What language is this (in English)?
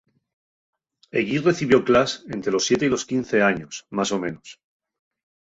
Asturian